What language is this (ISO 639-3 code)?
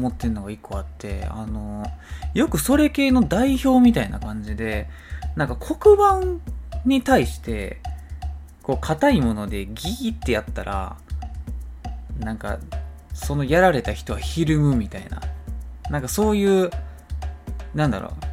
jpn